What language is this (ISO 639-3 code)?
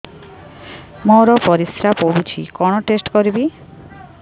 ori